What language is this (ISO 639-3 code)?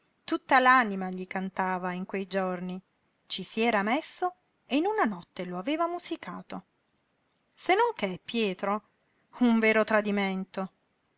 ita